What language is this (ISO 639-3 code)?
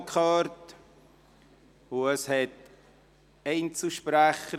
gsw